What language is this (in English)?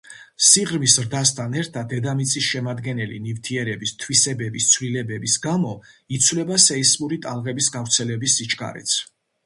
Georgian